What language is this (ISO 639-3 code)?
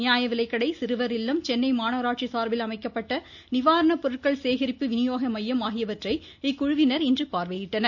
tam